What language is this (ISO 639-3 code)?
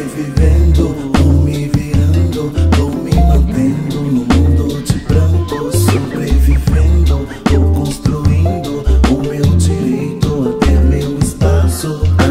por